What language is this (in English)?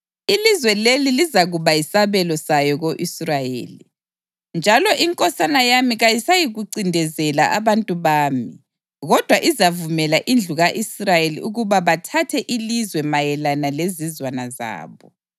North Ndebele